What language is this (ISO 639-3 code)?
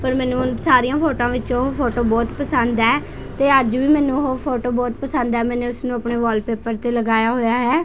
pan